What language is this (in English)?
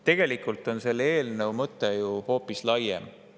Estonian